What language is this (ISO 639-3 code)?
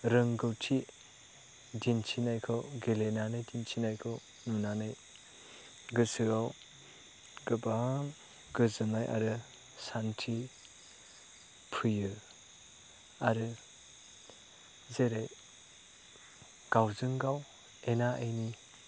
brx